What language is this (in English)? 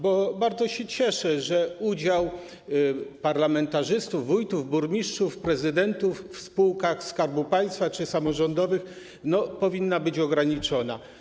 Polish